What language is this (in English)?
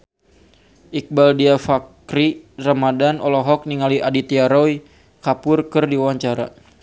Sundanese